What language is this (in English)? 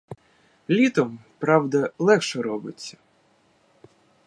Ukrainian